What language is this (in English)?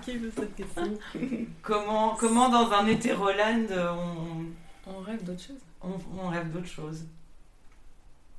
French